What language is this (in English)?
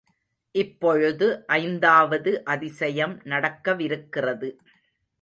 Tamil